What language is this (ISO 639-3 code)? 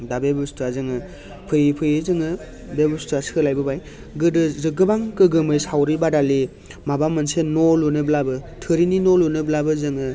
brx